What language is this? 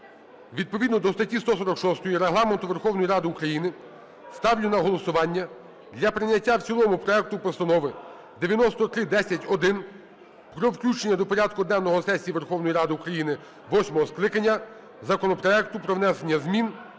Ukrainian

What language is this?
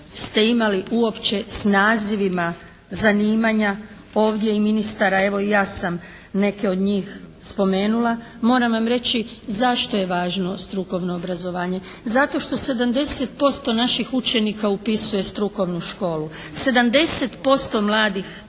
Croatian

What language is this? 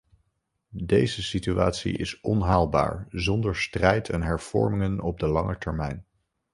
Dutch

